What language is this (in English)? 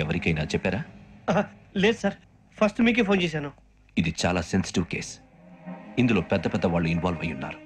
Telugu